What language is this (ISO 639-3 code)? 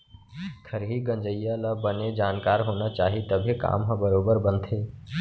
hne